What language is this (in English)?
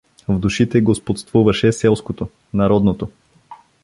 Bulgarian